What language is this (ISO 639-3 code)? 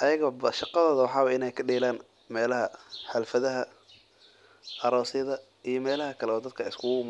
som